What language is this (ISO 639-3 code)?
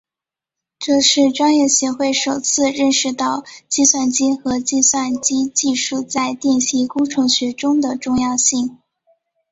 zho